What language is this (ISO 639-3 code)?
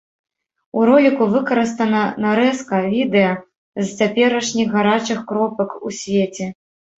bel